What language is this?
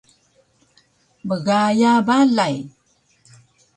Taroko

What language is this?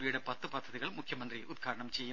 Malayalam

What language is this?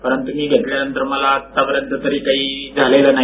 Marathi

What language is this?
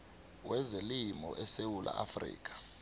South Ndebele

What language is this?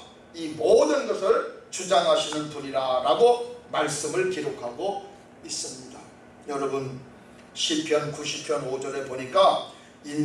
Korean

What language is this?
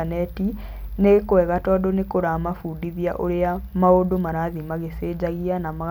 Kikuyu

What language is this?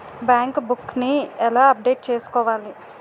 Telugu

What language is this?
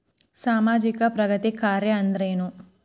Kannada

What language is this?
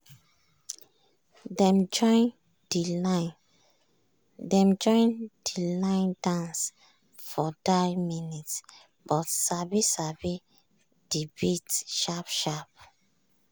Nigerian Pidgin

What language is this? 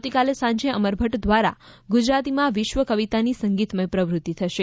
Gujarati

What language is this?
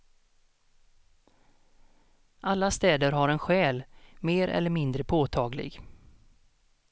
Swedish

